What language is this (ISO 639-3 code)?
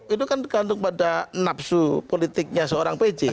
ind